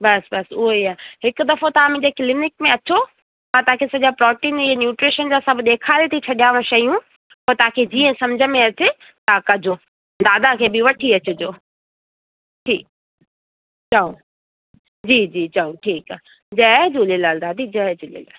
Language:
Sindhi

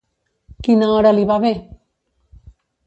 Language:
Catalan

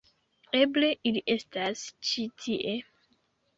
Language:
Esperanto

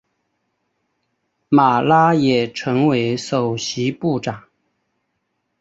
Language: Chinese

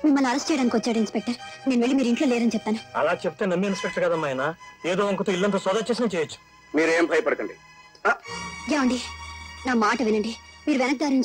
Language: Telugu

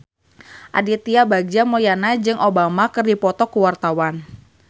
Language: Sundanese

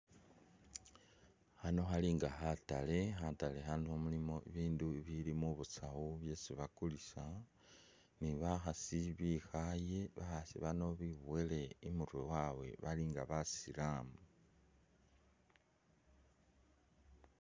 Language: Masaaba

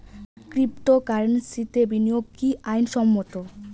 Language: Bangla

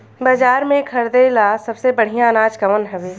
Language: Bhojpuri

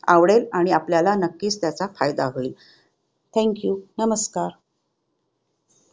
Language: Marathi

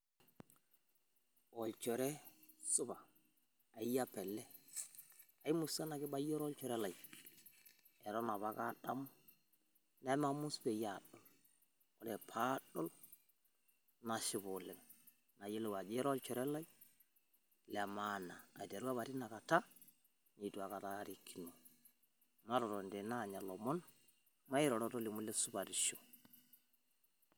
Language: Masai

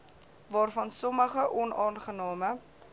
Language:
Afrikaans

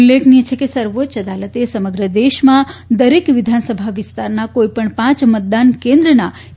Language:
Gujarati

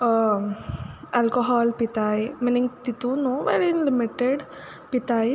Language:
Konkani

